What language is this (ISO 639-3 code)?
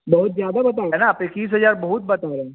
hin